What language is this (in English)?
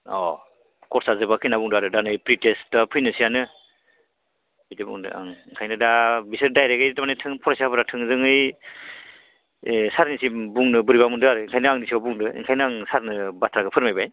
Bodo